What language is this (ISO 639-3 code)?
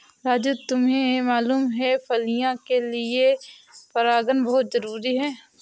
hin